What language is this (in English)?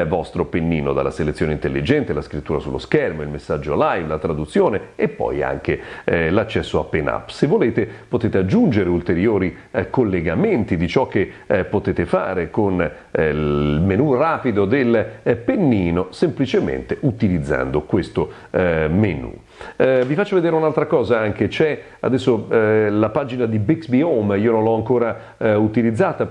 Italian